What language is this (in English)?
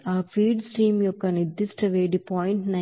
Telugu